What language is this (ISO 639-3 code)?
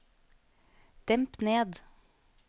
nor